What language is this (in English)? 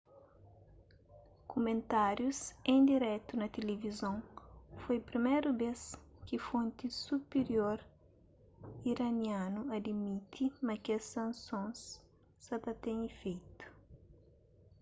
Kabuverdianu